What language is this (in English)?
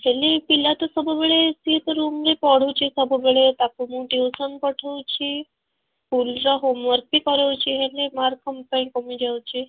Odia